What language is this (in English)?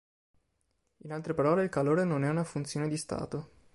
Italian